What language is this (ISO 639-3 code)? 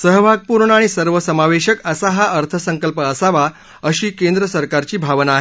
mar